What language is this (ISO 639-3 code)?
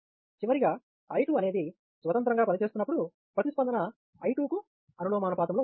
tel